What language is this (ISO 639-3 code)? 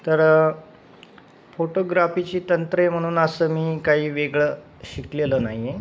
mar